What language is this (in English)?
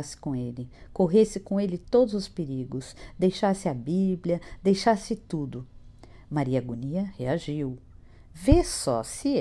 Portuguese